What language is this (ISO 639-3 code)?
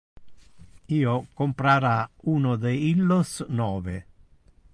ina